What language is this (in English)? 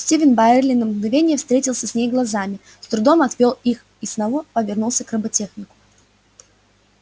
Russian